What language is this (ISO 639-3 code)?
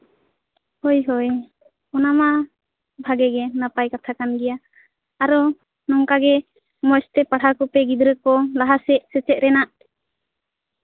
sat